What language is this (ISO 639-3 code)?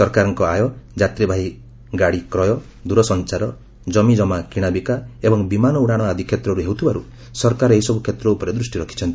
ori